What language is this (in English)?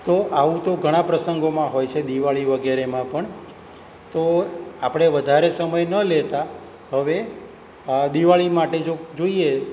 Gujarati